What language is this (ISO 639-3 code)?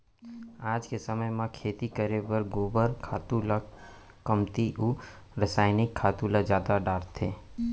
hne